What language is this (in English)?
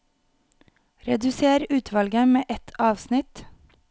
Norwegian